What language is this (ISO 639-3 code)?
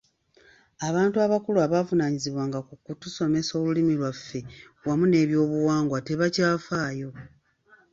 lug